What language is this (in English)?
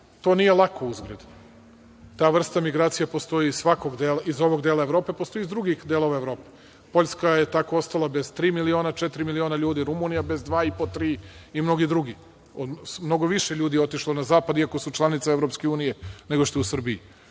Serbian